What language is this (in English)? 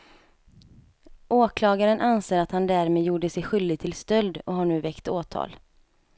Swedish